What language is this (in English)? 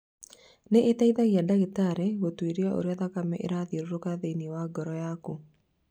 Kikuyu